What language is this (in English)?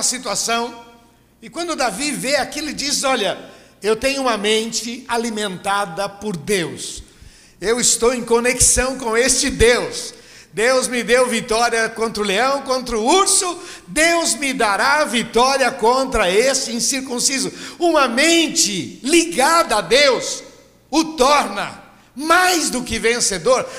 Portuguese